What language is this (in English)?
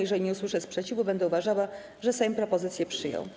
Polish